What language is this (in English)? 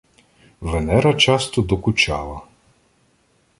Ukrainian